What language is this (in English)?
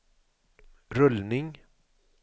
Swedish